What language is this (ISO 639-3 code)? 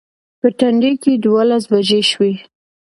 pus